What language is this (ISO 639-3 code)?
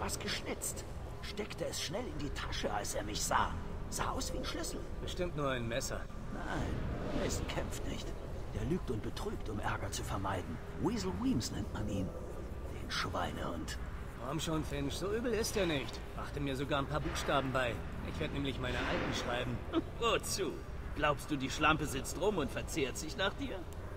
deu